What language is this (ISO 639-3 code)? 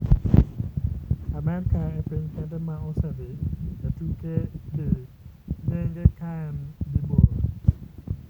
luo